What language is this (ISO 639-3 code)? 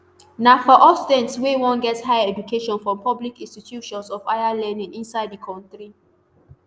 pcm